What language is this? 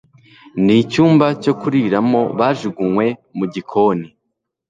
Kinyarwanda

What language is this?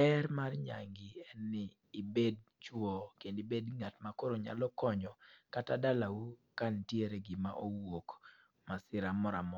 Luo (Kenya and Tanzania)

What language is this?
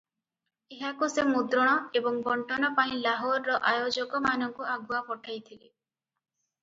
Odia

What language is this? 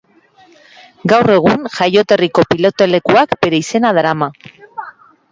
Basque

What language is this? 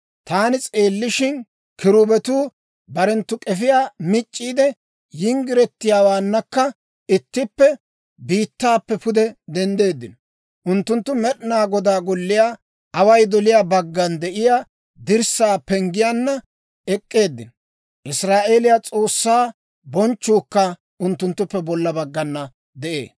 Dawro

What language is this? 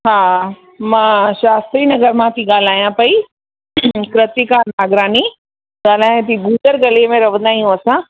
Sindhi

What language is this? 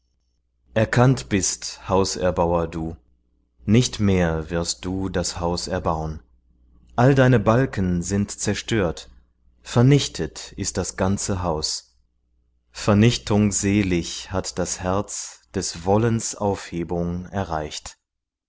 German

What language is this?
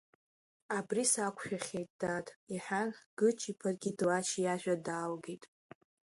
Abkhazian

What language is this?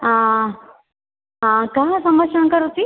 Sanskrit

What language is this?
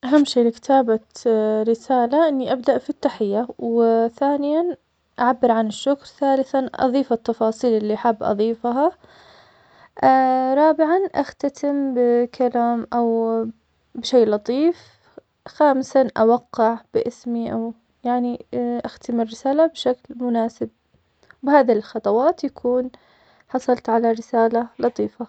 Omani Arabic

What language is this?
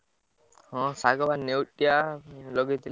Odia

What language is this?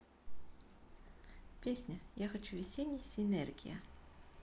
Russian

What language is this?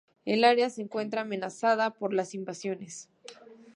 Spanish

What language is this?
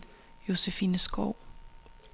Danish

